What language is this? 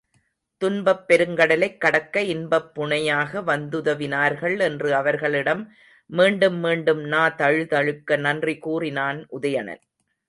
Tamil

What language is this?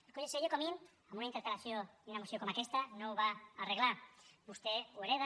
Catalan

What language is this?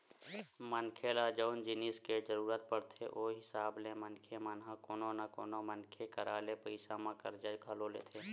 Chhattisgarhi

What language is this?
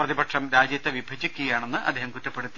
Malayalam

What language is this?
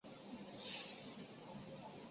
Chinese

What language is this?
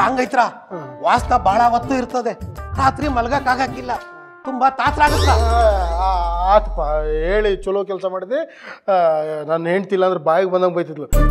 Romanian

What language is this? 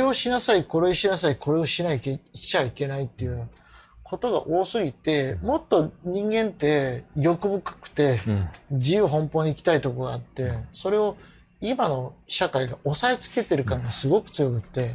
Portuguese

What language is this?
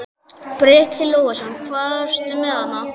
Icelandic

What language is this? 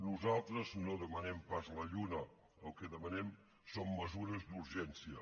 Catalan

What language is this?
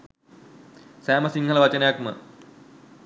Sinhala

